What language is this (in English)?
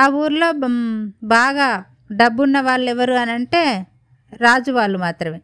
Telugu